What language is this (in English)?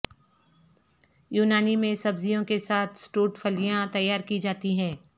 Urdu